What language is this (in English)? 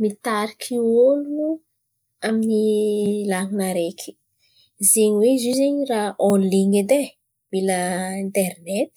Antankarana Malagasy